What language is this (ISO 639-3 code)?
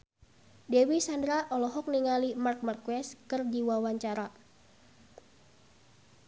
sun